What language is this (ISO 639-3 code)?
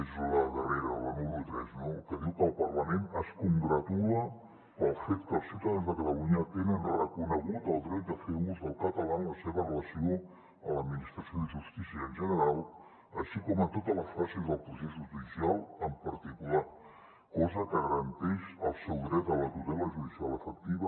cat